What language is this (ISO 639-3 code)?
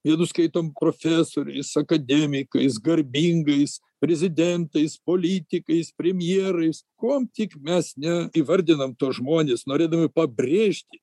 lit